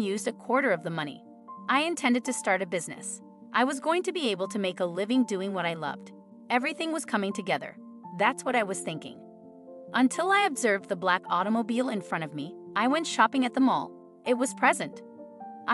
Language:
English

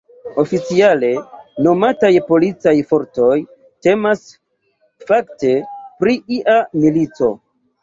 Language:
Esperanto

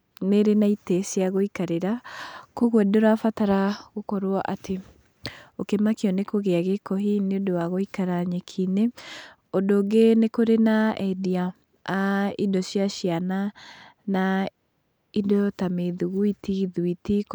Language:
Kikuyu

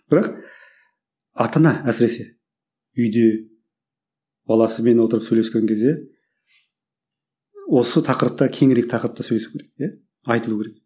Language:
Kazakh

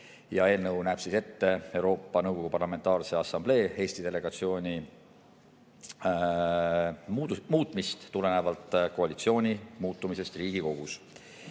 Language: Estonian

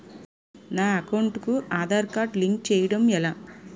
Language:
Telugu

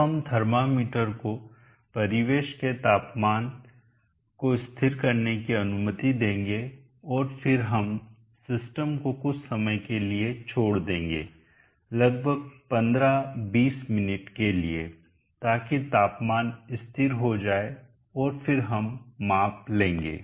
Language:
Hindi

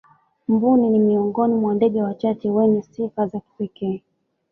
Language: Swahili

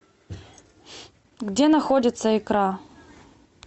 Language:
Russian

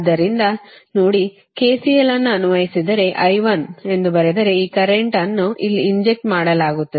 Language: Kannada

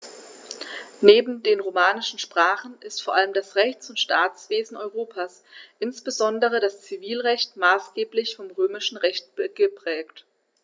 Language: German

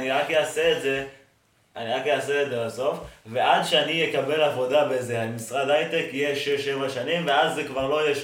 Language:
Hebrew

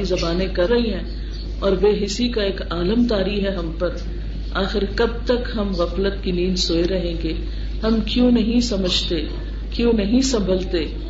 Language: Urdu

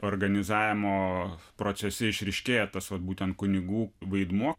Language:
Lithuanian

